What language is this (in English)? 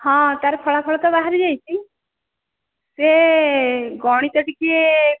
Odia